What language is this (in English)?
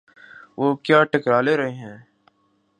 Urdu